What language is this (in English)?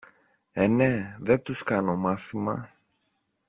Greek